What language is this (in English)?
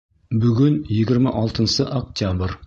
Bashkir